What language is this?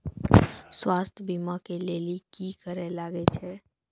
Maithili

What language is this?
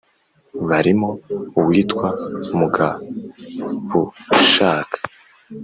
Kinyarwanda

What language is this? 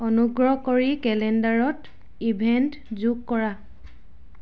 Assamese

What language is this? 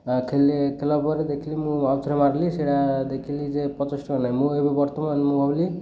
Odia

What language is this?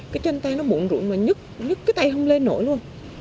Vietnamese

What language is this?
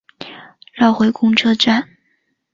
Chinese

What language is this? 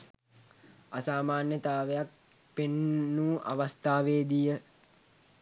Sinhala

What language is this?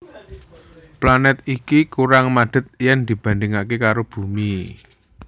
Javanese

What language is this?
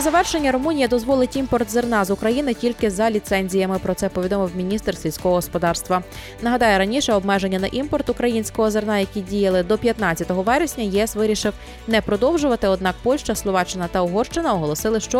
Ukrainian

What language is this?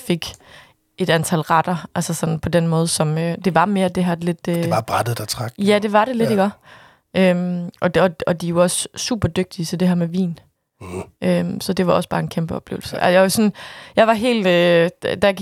Danish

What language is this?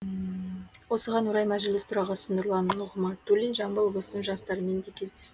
Kazakh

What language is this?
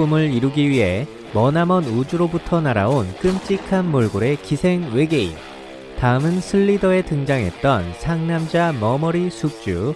Korean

